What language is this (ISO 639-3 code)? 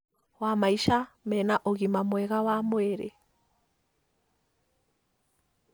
kik